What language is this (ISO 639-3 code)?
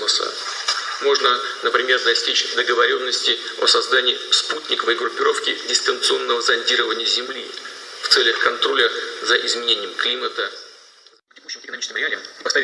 rus